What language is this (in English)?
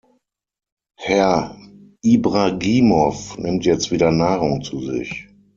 German